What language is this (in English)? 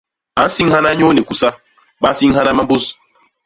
Basaa